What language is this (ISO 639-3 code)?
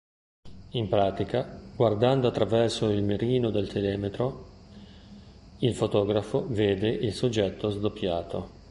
ita